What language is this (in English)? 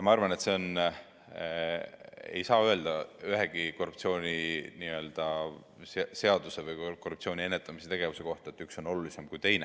Estonian